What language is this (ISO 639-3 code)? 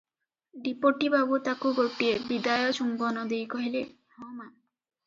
ori